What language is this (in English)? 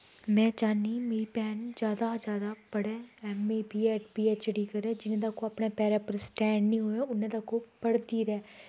Dogri